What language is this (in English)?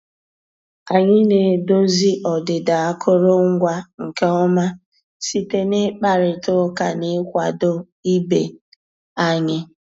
Igbo